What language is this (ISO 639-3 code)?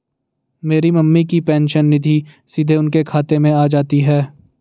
hin